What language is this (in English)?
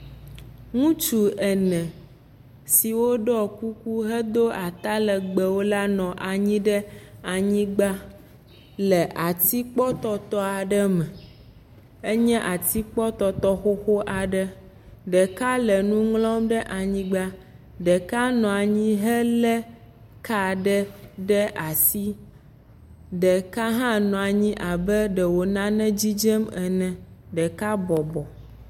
Ewe